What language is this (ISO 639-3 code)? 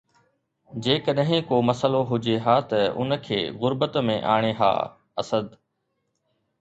snd